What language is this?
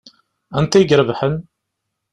Kabyle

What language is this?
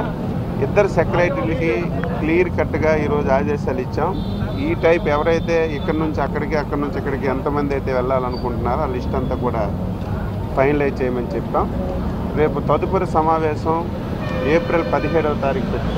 Telugu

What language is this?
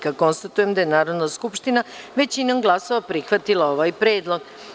Serbian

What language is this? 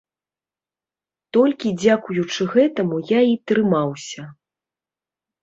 Belarusian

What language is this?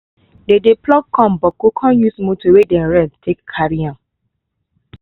Nigerian Pidgin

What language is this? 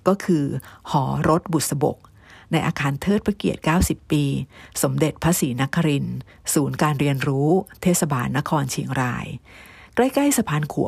Thai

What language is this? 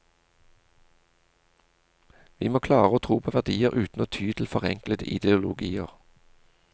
Norwegian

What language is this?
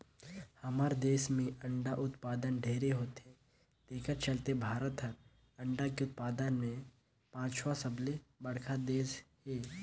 Chhattisgarhi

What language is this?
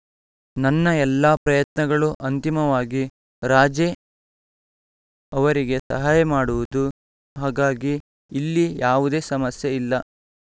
Kannada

